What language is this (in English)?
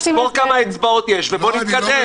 Hebrew